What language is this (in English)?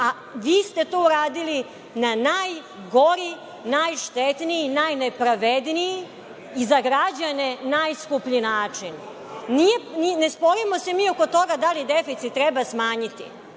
Serbian